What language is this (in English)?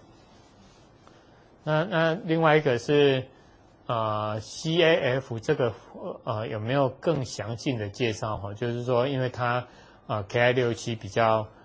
Chinese